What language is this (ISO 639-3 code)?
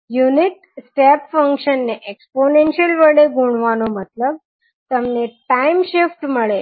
guj